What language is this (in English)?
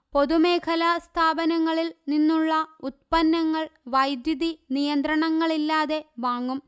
Malayalam